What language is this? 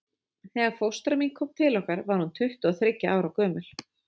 Icelandic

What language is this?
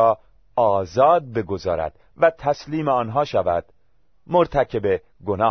Persian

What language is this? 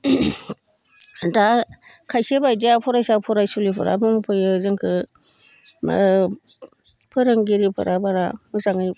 Bodo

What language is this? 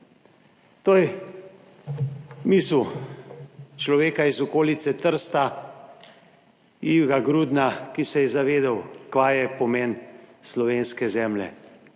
Slovenian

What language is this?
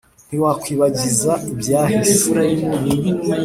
Kinyarwanda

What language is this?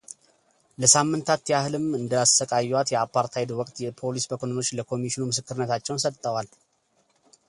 Amharic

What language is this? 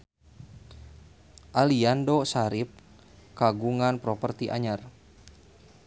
Sundanese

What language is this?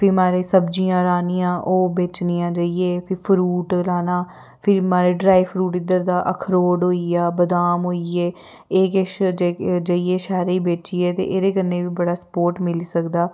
Dogri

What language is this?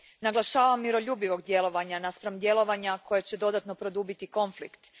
Croatian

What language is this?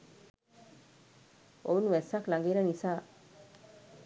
Sinhala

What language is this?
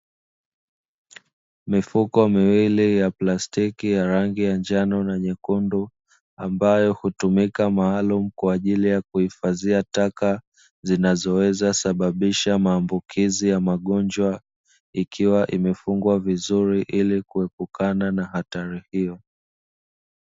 Swahili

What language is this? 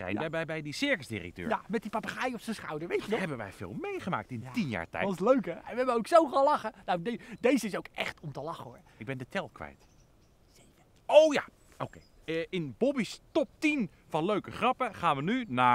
Dutch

